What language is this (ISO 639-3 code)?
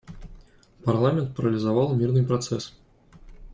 rus